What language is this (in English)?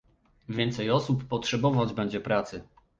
Polish